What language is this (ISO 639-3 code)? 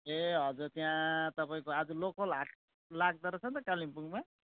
nep